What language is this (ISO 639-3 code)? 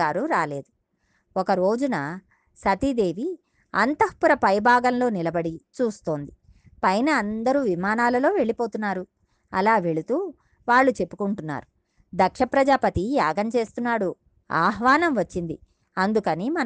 tel